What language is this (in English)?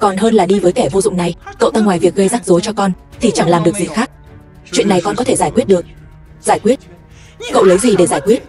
Vietnamese